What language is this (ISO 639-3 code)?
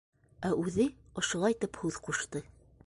bak